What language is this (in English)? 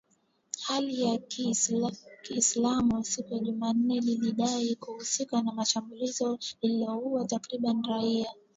Swahili